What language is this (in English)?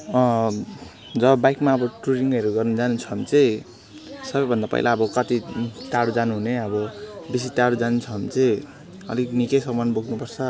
Nepali